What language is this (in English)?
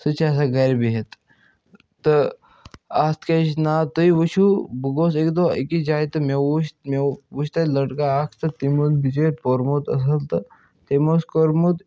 Kashmiri